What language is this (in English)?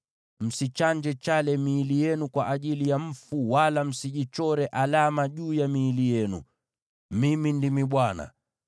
Swahili